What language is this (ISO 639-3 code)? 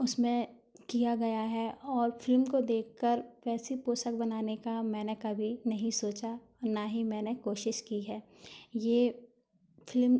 hin